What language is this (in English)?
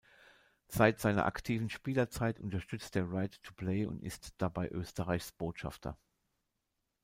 German